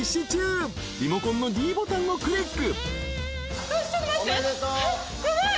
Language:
Japanese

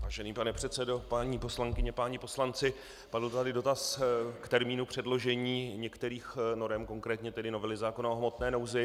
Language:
Czech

